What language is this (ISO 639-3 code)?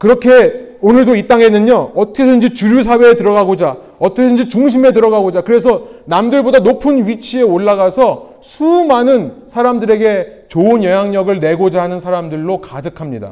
kor